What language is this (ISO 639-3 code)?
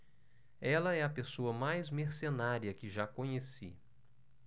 por